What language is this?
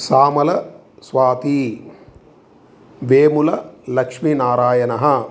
Sanskrit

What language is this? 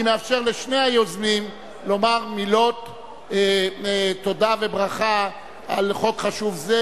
Hebrew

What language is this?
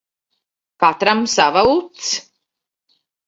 Latvian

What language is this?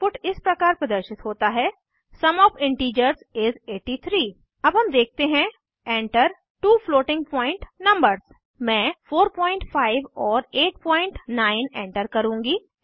Hindi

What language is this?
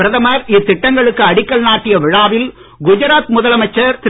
Tamil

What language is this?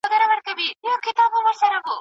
Pashto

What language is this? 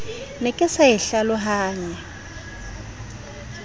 Southern Sotho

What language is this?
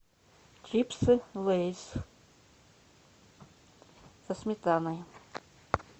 Russian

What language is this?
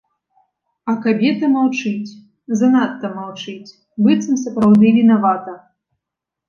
Belarusian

